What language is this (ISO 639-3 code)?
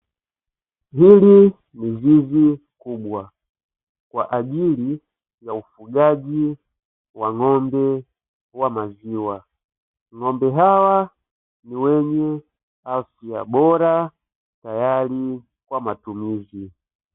swa